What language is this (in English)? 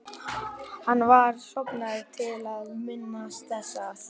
Icelandic